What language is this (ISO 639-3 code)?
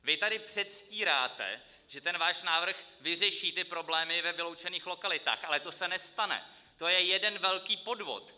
ces